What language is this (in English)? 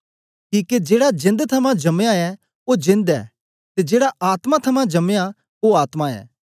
Dogri